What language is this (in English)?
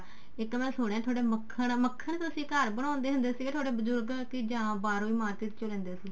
Punjabi